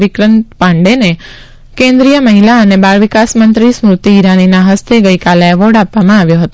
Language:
Gujarati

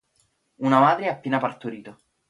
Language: Italian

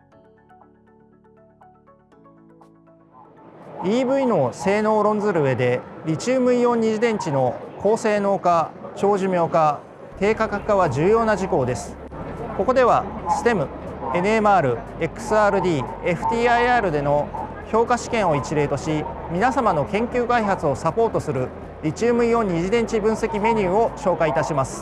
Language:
Japanese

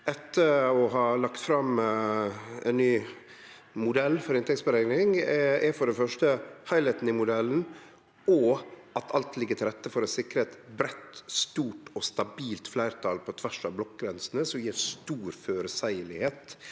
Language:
Norwegian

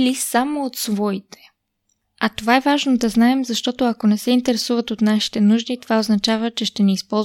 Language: Bulgarian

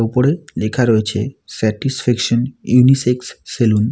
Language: Bangla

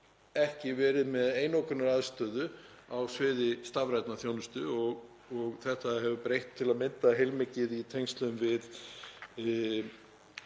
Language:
Icelandic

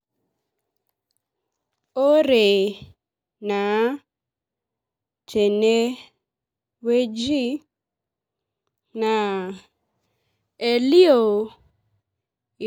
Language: Masai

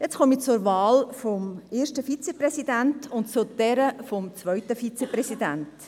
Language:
Swiss German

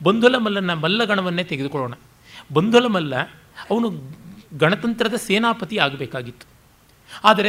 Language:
Kannada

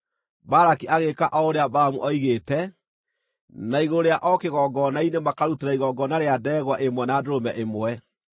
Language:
Kikuyu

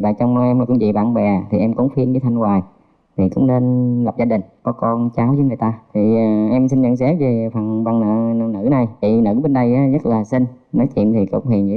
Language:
Vietnamese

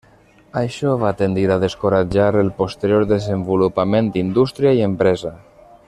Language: Catalan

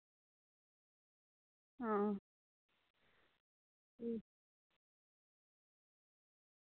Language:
Santali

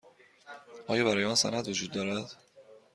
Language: Persian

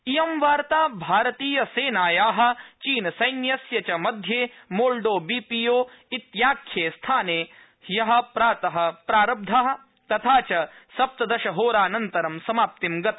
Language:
Sanskrit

